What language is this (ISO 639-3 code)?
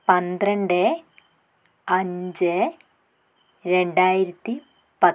mal